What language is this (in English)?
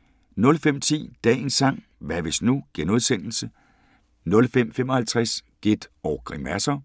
Danish